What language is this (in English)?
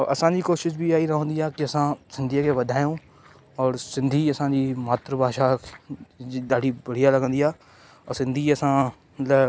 Sindhi